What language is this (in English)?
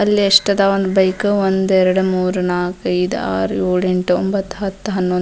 Kannada